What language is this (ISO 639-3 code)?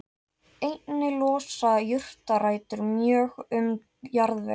isl